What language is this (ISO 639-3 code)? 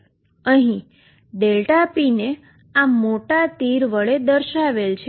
guj